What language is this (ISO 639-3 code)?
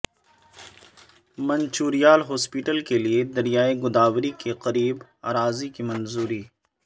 urd